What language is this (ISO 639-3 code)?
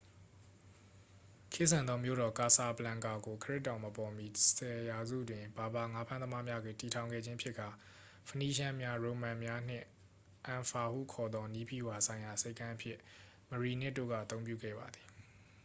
mya